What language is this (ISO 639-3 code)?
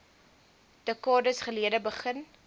afr